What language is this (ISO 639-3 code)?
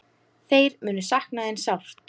isl